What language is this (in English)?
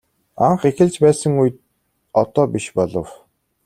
Mongolian